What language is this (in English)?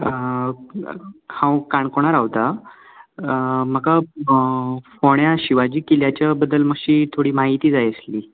Konkani